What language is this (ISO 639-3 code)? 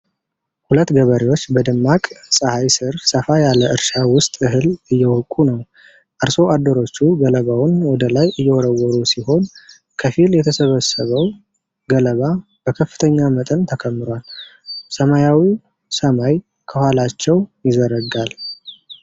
amh